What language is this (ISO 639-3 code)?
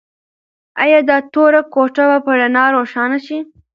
pus